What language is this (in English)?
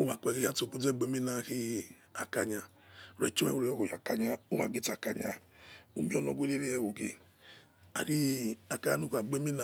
Yekhee